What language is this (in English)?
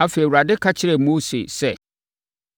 Akan